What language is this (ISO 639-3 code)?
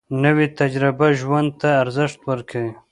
pus